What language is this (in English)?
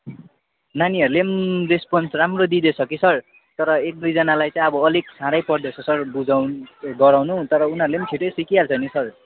Nepali